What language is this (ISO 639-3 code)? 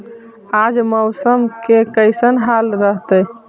mag